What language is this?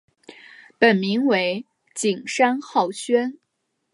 Chinese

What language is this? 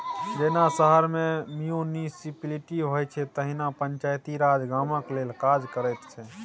Maithili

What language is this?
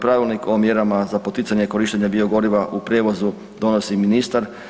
Croatian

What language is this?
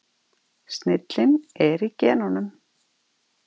Icelandic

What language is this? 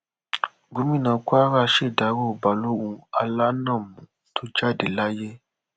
Yoruba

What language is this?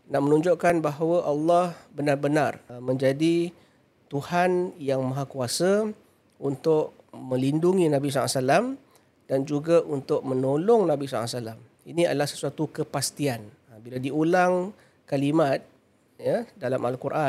Malay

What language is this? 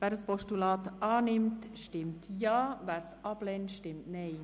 Swiss German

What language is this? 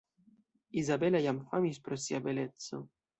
Esperanto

